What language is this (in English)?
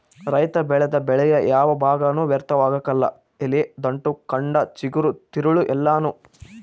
Kannada